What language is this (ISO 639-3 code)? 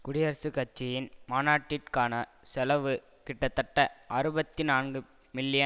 tam